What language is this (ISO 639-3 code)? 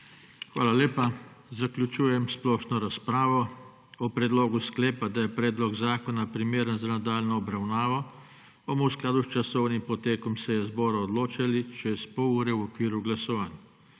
slv